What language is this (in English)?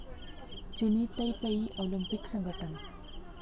Marathi